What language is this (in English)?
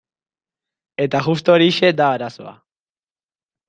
Basque